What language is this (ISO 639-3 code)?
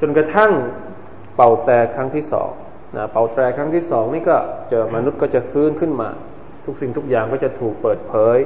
tha